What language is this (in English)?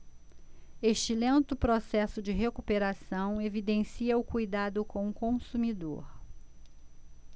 Portuguese